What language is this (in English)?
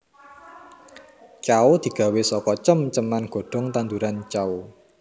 Javanese